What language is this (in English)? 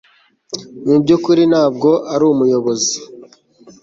Kinyarwanda